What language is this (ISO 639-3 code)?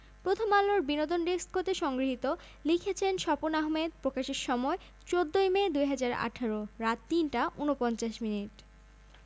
ben